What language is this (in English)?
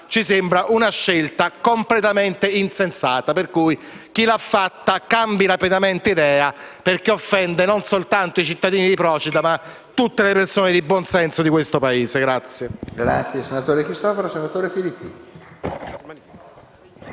Italian